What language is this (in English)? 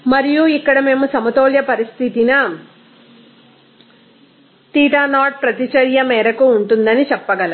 Telugu